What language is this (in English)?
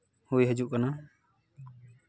Santali